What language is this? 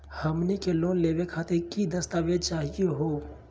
Magahi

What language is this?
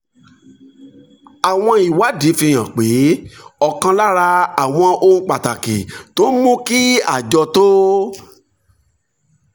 Yoruba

